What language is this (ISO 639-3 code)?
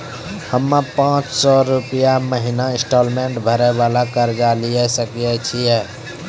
mai